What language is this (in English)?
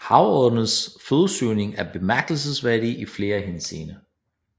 Danish